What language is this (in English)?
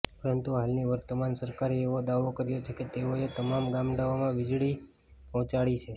Gujarati